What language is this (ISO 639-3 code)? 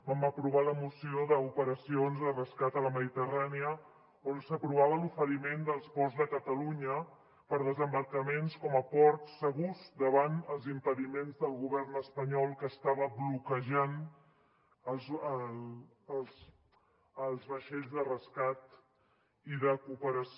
cat